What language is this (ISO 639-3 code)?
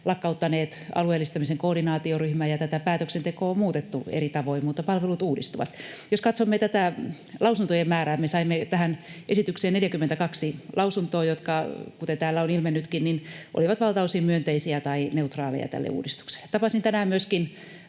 fin